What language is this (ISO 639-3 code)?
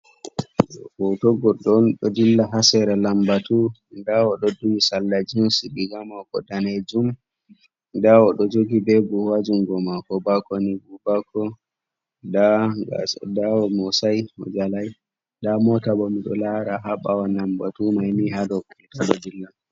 ful